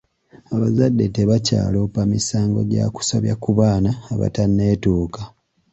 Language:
Ganda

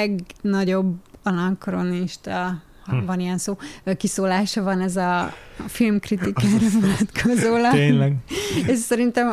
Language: Hungarian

